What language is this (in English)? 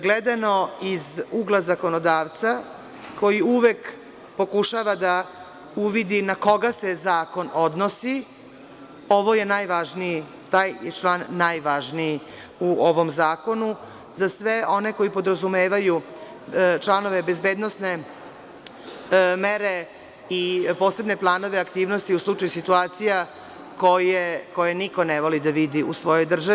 Serbian